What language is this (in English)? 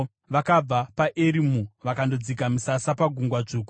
Shona